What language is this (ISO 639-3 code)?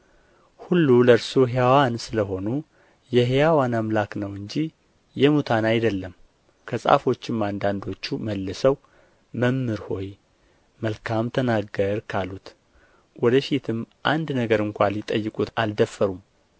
amh